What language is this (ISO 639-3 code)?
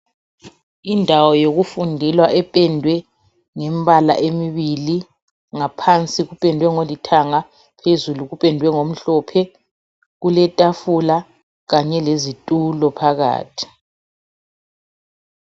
nde